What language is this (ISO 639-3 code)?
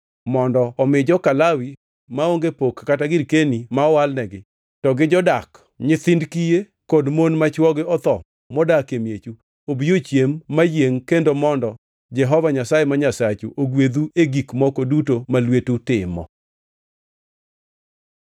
luo